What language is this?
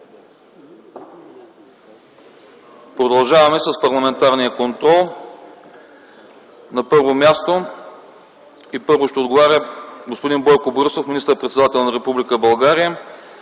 Bulgarian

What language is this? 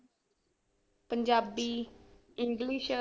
Punjabi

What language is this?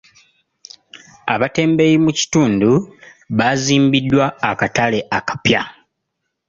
Ganda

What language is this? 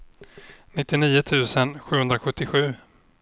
Swedish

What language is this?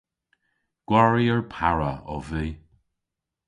Cornish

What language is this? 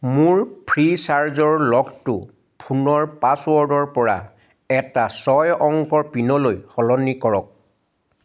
Assamese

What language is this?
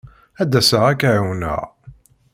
Kabyle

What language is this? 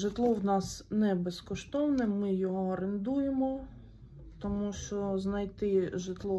Ukrainian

